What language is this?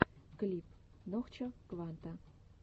Russian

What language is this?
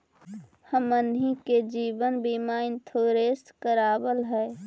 Magahi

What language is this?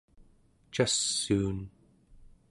Central Yupik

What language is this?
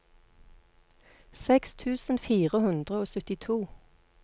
Norwegian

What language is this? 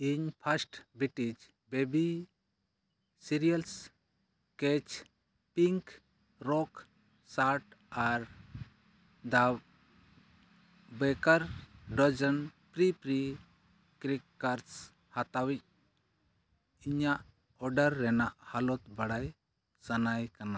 Santali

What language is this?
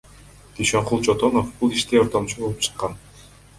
Kyrgyz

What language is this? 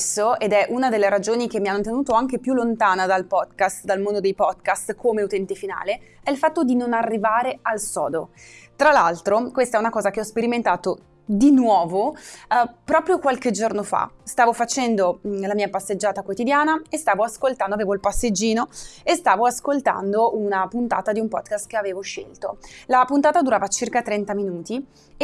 Italian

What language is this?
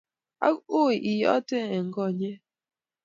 Kalenjin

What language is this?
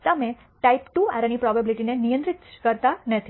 Gujarati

